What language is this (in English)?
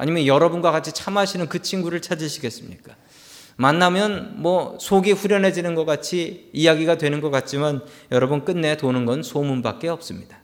Korean